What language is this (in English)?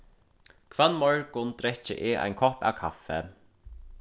Faroese